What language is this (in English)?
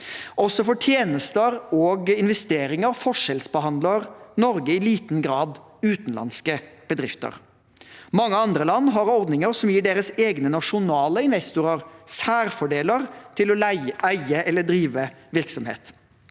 Norwegian